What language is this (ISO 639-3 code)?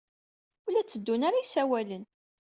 kab